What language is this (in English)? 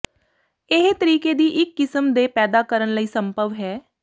Punjabi